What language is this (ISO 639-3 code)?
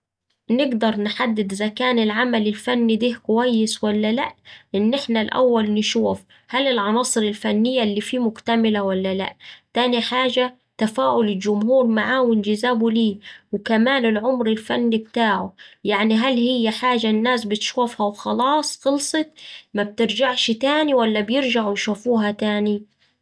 aec